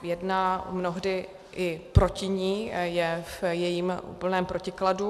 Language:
Czech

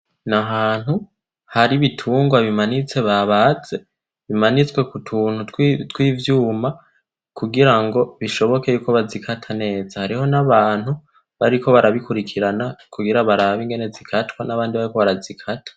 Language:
Rundi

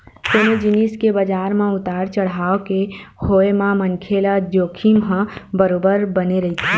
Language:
Chhattisgarhi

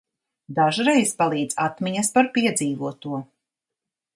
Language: Latvian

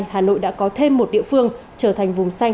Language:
Vietnamese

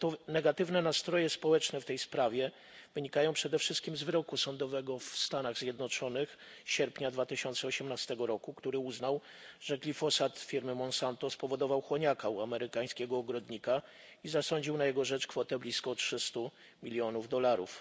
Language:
Polish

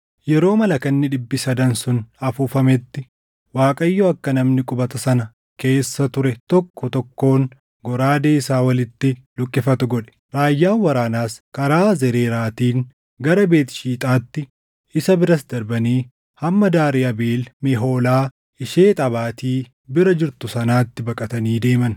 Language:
Oromo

